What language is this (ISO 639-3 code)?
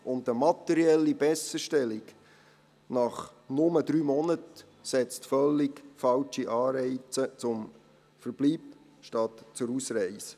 gsw